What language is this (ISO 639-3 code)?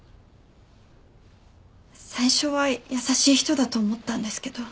jpn